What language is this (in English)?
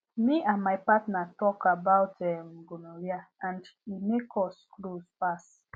Nigerian Pidgin